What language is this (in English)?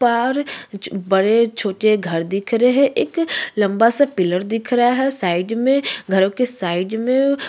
Hindi